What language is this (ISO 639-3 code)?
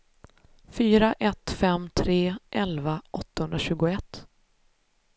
swe